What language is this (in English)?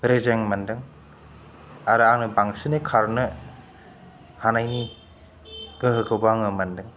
Bodo